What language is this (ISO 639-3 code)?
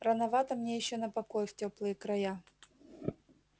rus